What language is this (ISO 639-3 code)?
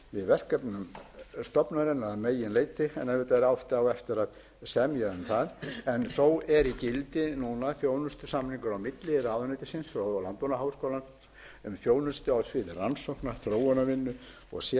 isl